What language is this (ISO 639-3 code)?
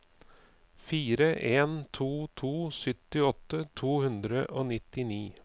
nor